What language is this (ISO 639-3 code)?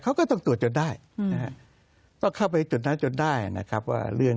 tha